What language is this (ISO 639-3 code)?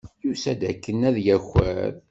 kab